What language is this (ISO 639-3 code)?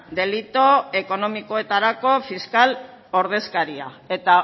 eus